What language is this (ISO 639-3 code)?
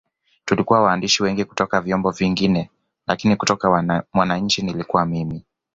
swa